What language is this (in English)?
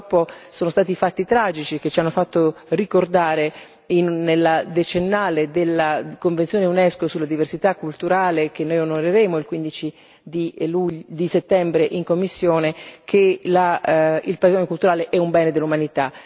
Italian